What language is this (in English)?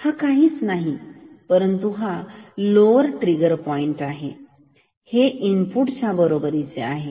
Marathi